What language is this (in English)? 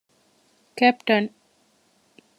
Divehi